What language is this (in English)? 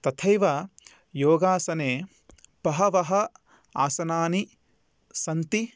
Sanskrit